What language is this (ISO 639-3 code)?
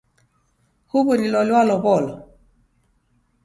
dav